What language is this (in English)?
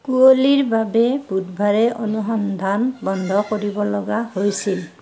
Assamese